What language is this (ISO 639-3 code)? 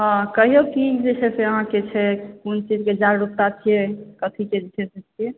mai